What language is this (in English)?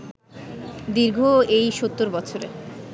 Bangla